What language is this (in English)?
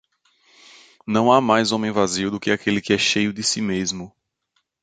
Portuguese